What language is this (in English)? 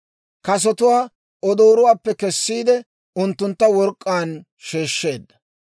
Dawro